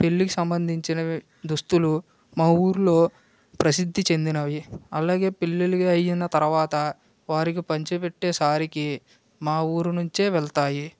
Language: Telugu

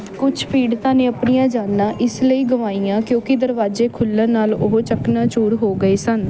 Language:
Punjabi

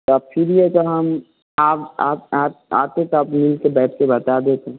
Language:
Hindi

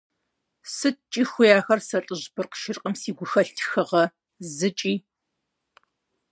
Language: Kabardian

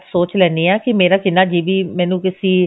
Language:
Punjabi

